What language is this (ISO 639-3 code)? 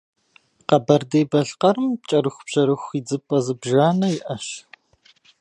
kbd